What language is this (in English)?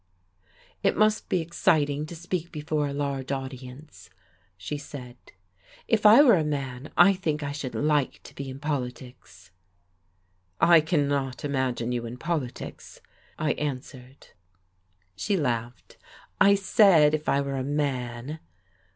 English